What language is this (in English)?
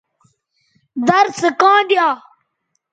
Bateri